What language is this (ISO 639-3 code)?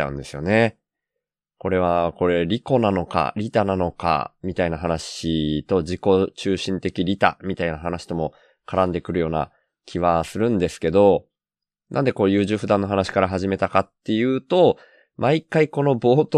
jpn